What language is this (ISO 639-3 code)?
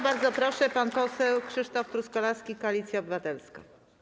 pol